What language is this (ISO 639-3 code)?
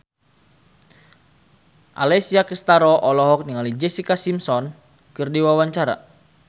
sun